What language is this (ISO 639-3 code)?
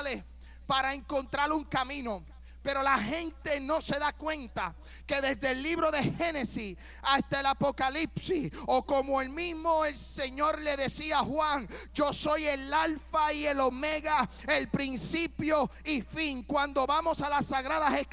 spa